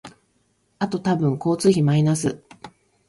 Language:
Japanese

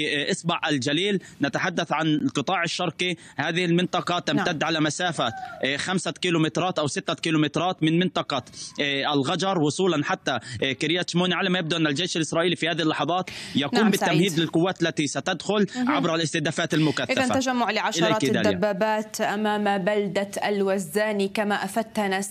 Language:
Arabic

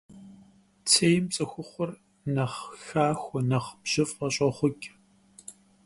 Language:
Kabardian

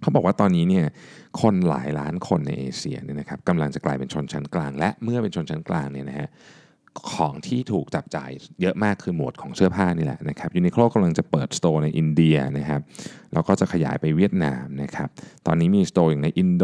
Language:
Thai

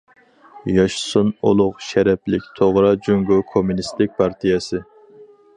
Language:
Uyghur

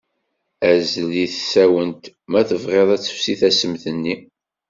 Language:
Kabyle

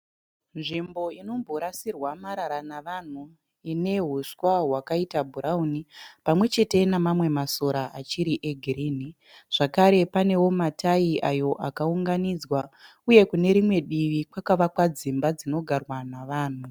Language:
Shona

